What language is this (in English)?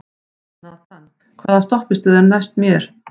Icelandic